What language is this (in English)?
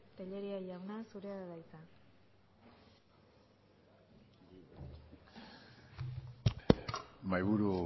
Basque